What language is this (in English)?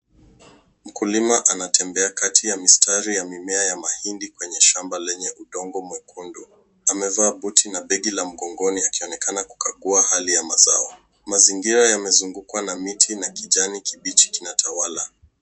Swahili